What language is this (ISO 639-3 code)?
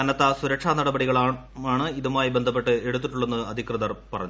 mal